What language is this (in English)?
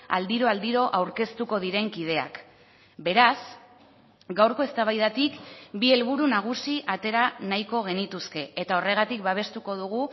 Basque